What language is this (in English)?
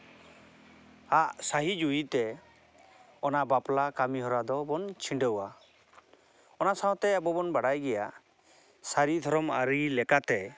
Santali